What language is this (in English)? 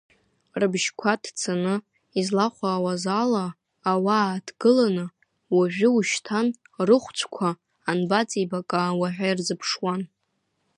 Abkhazian